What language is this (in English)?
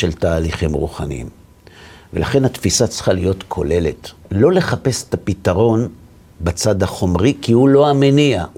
Hebrew